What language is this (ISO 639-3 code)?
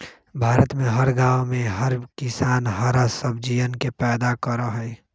mag